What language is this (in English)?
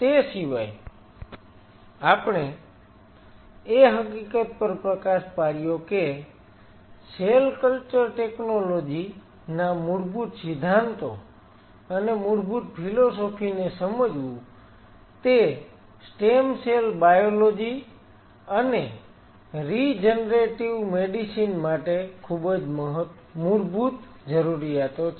Gujarati